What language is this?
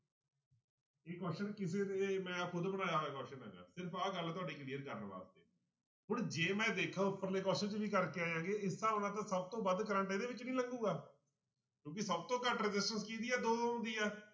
Punjabi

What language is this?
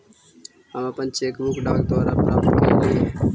Magahi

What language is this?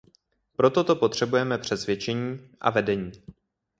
Czech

